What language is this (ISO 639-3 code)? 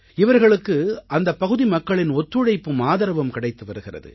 tam